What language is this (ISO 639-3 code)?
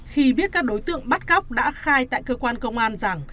vie